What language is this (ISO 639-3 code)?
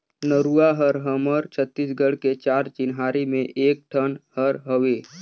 hne